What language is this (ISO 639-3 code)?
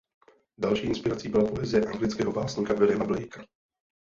ces